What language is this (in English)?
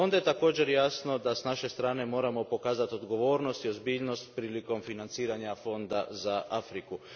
Croatian